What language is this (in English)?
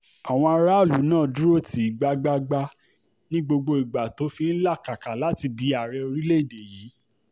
Yoruba